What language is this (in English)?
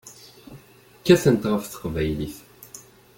Kabyle